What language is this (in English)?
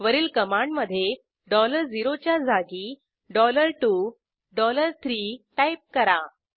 Marathi